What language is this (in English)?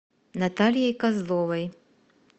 Russian